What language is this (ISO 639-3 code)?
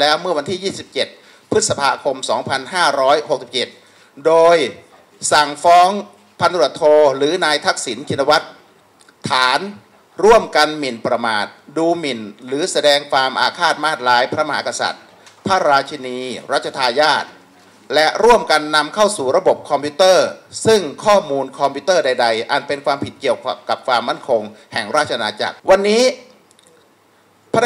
tha